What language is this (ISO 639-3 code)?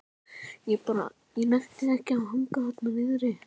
isl